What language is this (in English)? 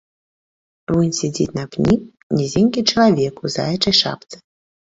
Belarusian